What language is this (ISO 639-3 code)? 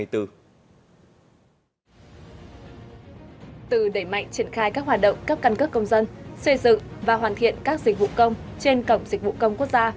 vie